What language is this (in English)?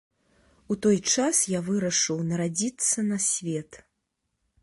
Belarusian